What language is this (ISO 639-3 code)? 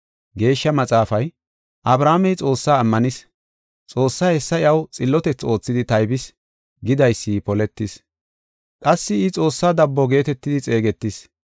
gof